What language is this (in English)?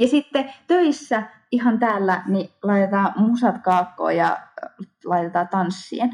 Finnish